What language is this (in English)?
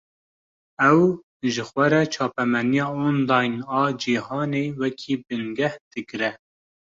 Kurdish